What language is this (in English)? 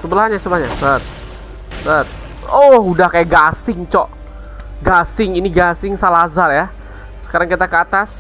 Indonesian